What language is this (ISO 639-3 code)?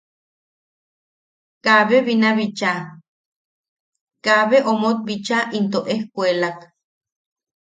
yaq